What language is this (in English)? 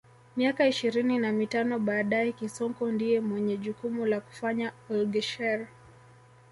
Swahili